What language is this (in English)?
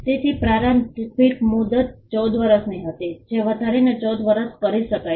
Gujarati